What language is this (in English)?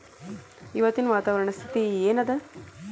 Kannada